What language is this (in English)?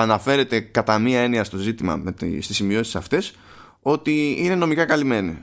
Greek